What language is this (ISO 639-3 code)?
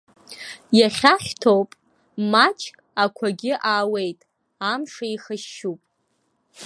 abk